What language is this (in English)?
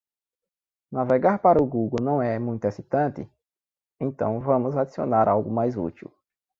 Portuguese